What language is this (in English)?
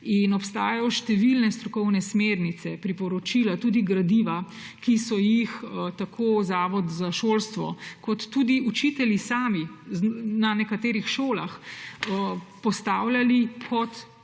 Slovenian